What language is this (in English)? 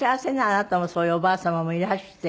Japanese